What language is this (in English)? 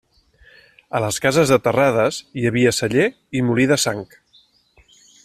Catalan